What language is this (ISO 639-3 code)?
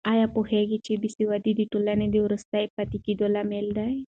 pus